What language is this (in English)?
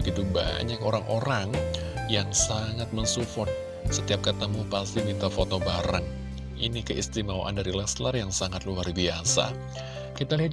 Indonesian